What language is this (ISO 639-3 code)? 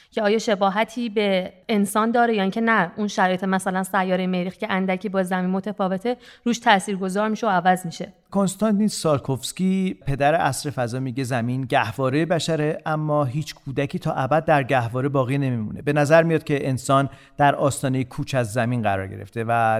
fas